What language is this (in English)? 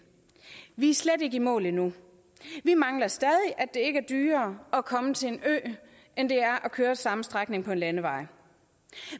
Danish